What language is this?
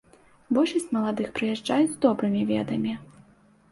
Belarusian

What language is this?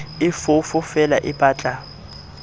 Southern Sotho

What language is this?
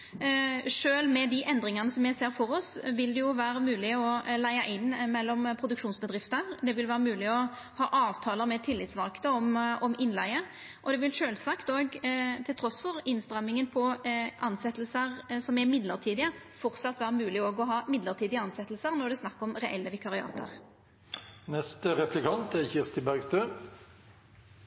Norwegian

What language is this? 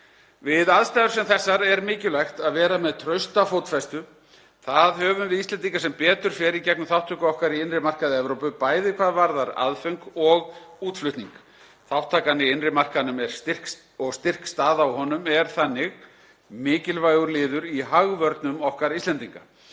Icelandic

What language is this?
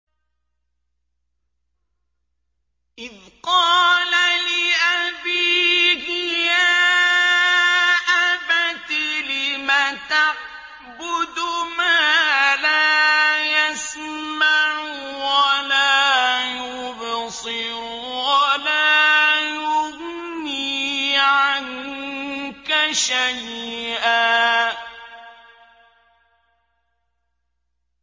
Arabic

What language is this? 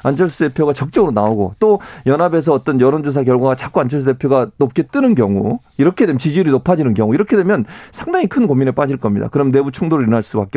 Korean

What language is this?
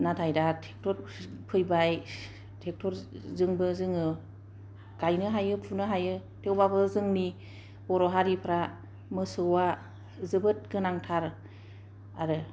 Bodo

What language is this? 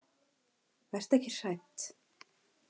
Icelandic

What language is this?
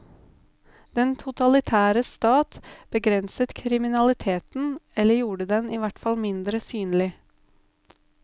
Norwegian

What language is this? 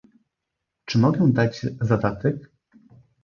Polish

